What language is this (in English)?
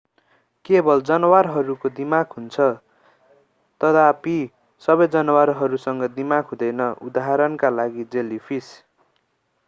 Nepali